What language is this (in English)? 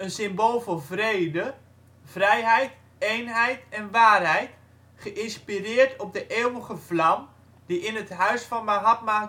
Dutch